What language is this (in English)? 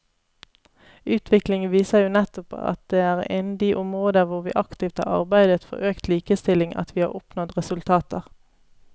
Norwegian